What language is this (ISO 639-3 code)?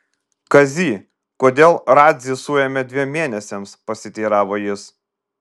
lit